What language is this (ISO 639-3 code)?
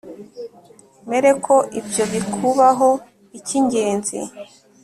kin